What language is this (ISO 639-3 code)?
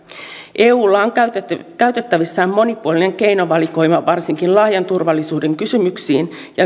fin